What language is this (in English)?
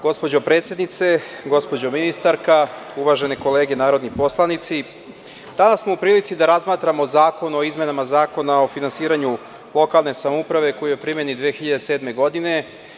Serbian